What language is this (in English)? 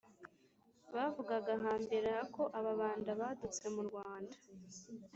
Kinyarwanda